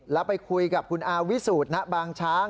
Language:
Thai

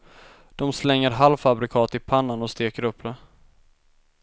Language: Swedish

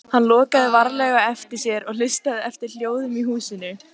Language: Icelandic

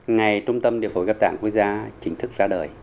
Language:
Vietnamese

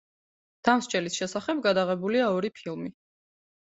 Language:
Georgian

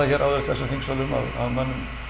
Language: Icelandic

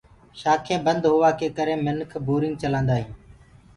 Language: Gurgula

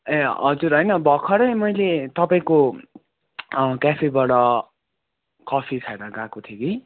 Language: Nepali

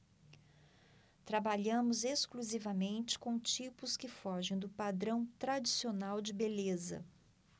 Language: Portuguese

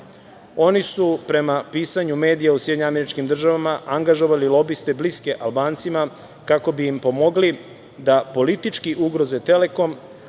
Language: Serbian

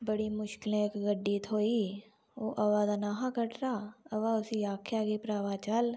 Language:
Dogri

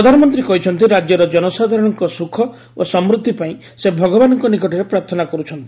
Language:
Odia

